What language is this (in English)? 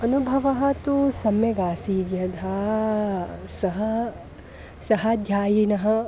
Sanskrit